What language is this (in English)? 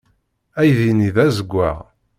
Kabyle